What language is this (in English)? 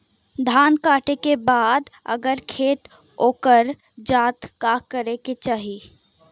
Bhojpuri